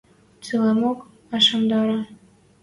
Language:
Western Mari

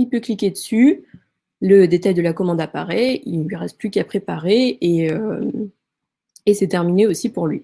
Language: French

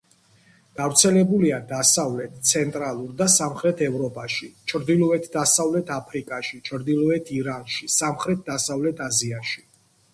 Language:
Georgian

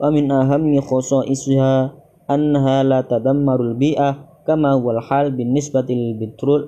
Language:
Arabic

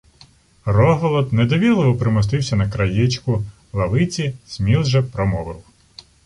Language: Ukrainian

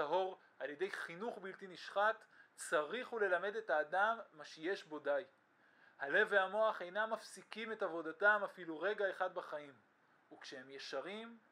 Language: Hebrew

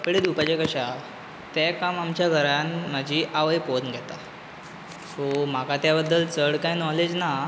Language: Konkani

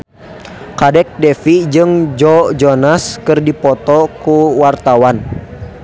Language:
Sundanese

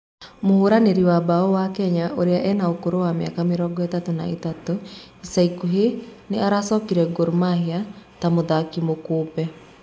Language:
Kikuyu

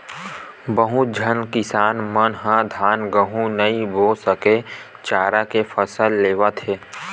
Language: Chhattisgarhi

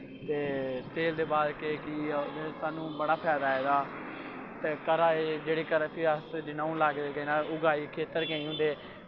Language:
Dogri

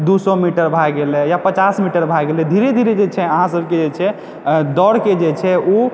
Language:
Maithili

